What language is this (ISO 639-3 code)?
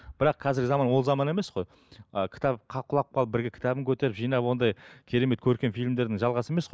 kaz